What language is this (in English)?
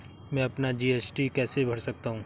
Hindi